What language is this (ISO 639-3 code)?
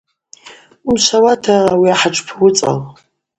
abq